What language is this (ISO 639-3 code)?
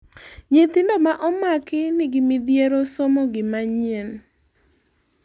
luo